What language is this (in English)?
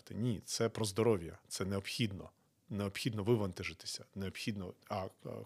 Ukrainian